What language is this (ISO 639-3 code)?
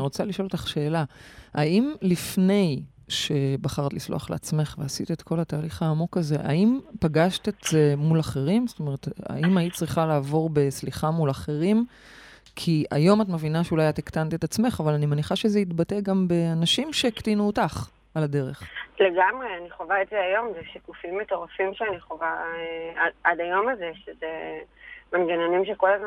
heb